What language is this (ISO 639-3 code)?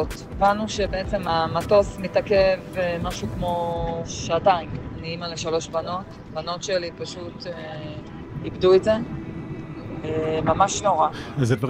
heb